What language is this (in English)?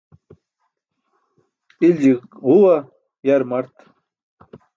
Burushaski